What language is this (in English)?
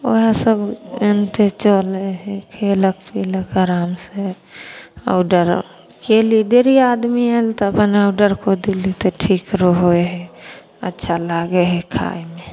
Maithili